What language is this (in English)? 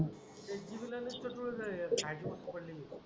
Marathi